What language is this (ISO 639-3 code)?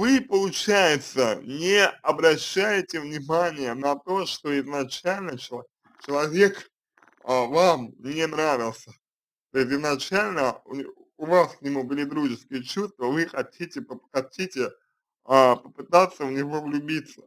rus